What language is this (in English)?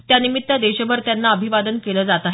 Marathi